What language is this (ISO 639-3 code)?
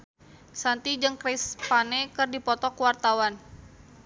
sun